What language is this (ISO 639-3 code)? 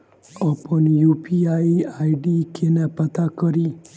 mai